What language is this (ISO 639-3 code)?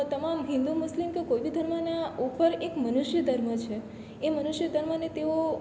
guj